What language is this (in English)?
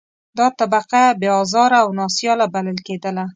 Pashto